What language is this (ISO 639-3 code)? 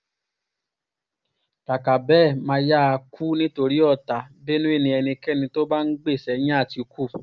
yor